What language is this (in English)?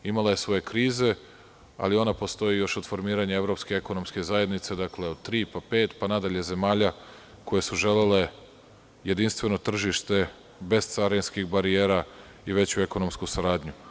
Serbian